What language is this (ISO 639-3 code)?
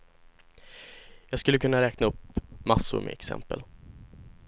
swe